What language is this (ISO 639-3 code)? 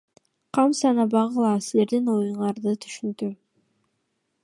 kir